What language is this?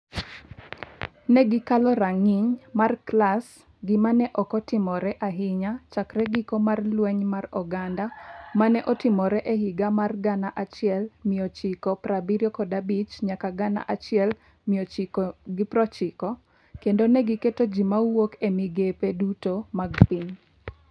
Luo (Kenya and Tanzania)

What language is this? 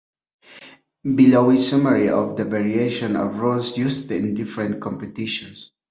English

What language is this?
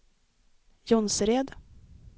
Swedish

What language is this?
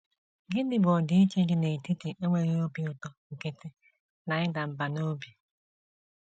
Igbo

